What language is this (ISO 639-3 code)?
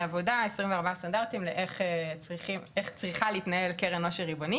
heb